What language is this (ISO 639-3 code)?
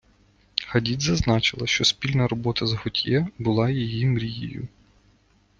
ukr